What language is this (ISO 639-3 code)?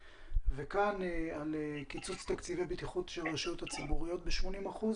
heb